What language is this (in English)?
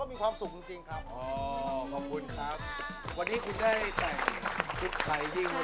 Thai